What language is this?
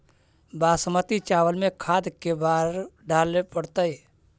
Magahi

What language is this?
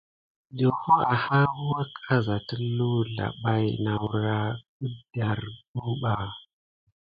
Gidar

